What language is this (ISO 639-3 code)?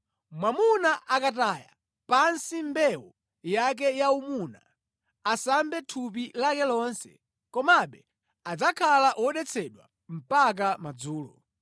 nya